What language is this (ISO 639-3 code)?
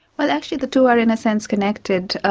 eng